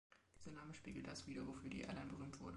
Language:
German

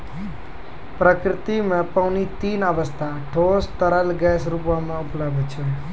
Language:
Maithili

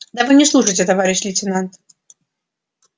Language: Russian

